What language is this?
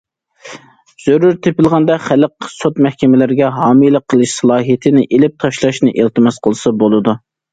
Uyghur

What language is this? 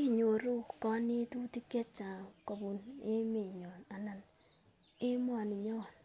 Kalenjin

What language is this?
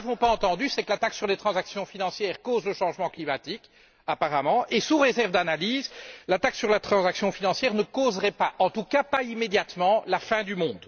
French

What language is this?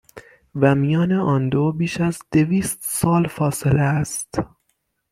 Persian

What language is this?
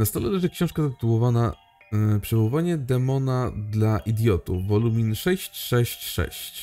Polish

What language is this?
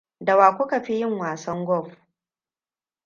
Hausa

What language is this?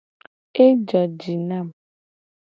Gen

